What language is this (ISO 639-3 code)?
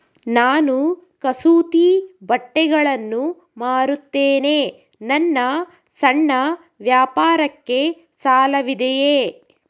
kan